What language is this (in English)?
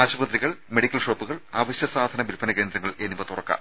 Malayalam